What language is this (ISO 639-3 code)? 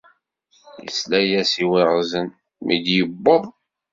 kab